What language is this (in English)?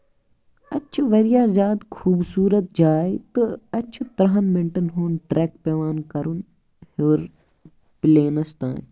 Kashmiri